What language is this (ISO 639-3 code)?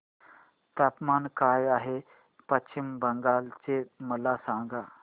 mar